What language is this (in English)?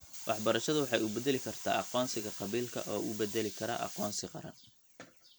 Somali